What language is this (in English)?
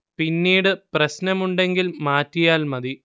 Malayalam